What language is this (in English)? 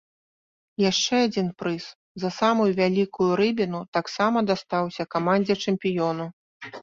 Belarusian